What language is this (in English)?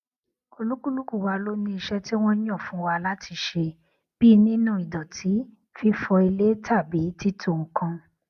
Yoruba